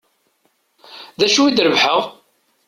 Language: Kabyle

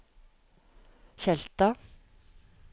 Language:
Norwegian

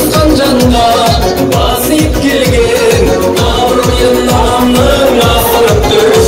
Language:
Arabic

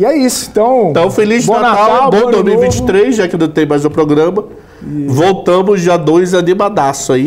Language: Portuguese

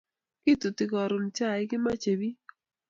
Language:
Kalenjin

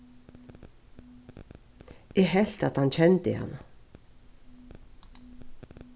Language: Faroese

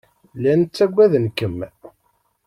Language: Kabyle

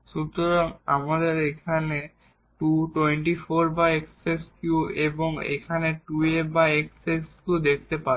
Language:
Bangla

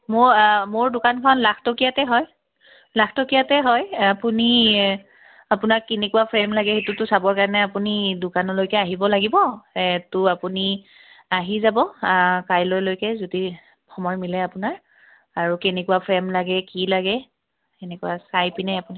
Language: Assamese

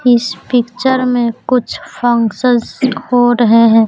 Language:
Hindi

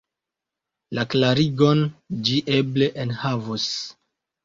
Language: Esperanto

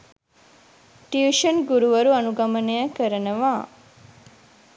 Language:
Sinhala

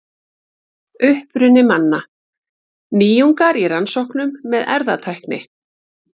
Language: Icelandic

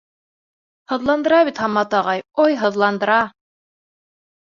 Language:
Bashkir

